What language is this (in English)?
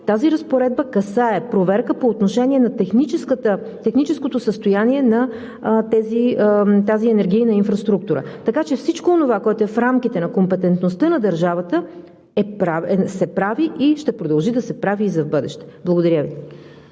Bulgarian